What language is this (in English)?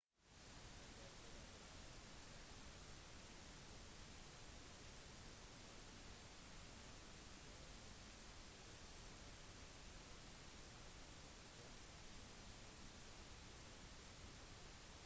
Norwegian Bokmål